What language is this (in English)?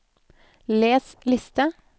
Norwegian